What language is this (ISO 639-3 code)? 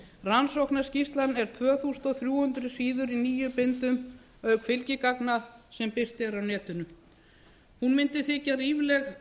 isl